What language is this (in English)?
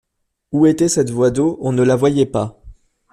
French